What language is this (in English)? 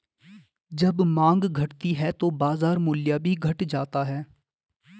Hindi